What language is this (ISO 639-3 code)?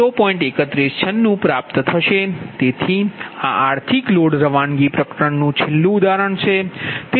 guj